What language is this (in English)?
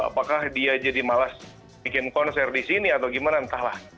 Indonesian